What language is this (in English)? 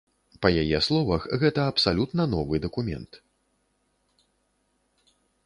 Belarusian